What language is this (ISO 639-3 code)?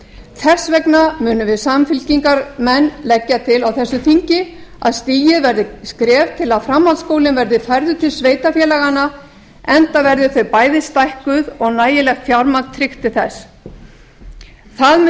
isl